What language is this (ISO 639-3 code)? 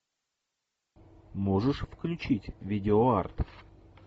rus